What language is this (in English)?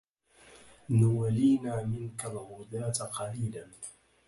Arabic